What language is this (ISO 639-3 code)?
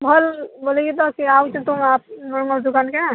ori